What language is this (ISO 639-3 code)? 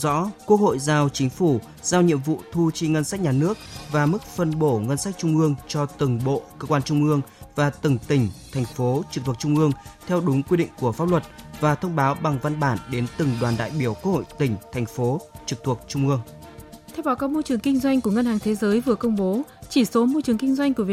vie